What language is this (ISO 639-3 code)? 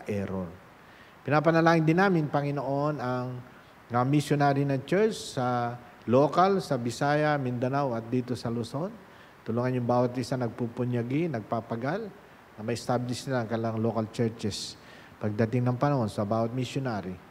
fil